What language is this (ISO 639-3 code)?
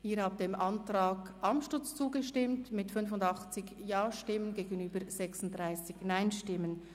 gsw